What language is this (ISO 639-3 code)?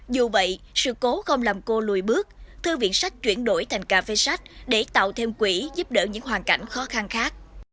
vie